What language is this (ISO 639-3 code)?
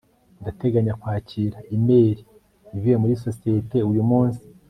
kin